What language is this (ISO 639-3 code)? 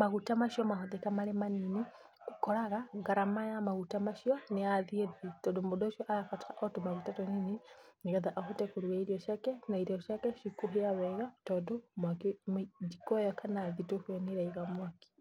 kik